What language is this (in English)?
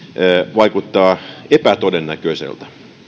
Finnish